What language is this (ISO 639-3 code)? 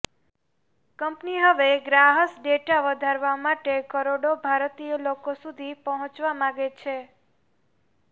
guj